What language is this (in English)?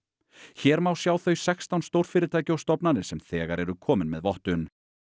Icelandic